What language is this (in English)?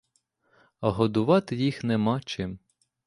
Ukrainian